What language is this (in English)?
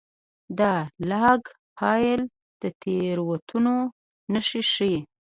Pashto